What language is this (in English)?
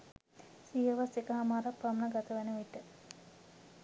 Sinhala